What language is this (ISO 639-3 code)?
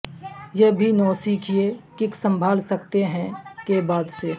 urd